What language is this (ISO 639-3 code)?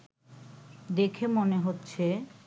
ben